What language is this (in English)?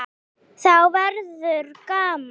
Icelandic